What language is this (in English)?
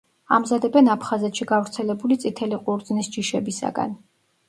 Georgian